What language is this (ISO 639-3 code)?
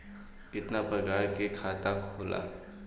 bho